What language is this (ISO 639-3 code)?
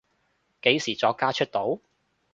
yue